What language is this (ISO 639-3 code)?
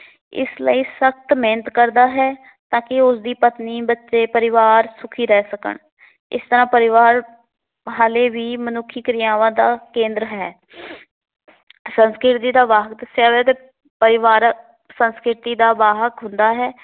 pan